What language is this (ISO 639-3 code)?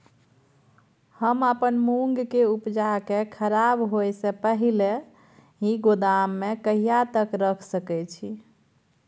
mai